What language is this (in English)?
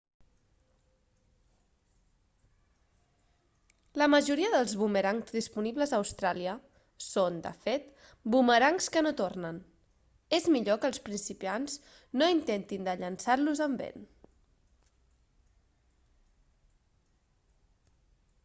Catalan